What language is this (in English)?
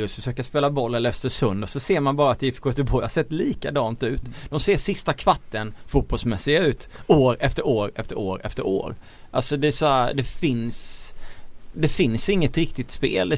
Swedish